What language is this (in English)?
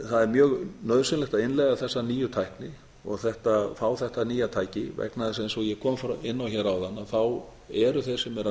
Icelandic